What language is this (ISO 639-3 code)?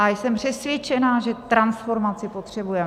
ces